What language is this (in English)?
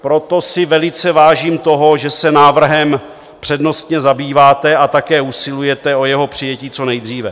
Czech